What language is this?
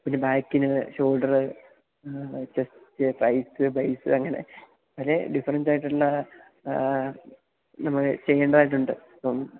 Malayalam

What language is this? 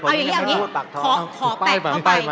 Thai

